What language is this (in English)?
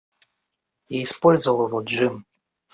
Russian